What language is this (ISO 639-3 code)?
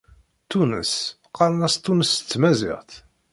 kab